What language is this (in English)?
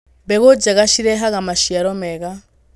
Kikuyu